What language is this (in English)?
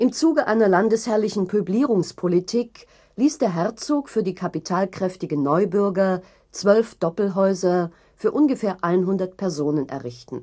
German